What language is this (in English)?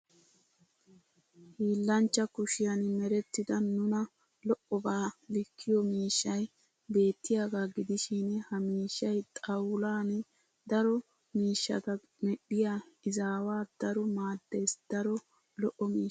Wolaytta